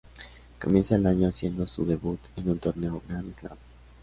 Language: Spanish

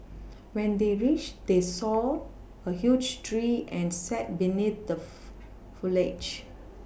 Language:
English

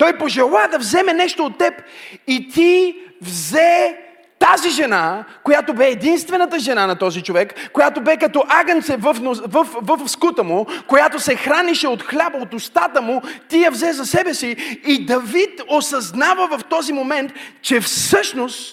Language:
Bulgarian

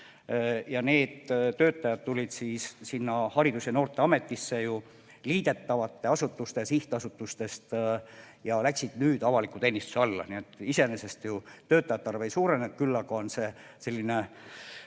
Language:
Estonian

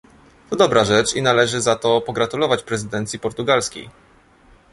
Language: Polish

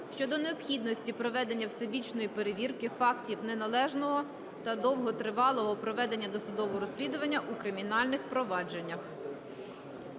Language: Ukrainian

